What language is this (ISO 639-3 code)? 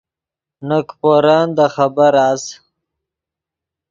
ydg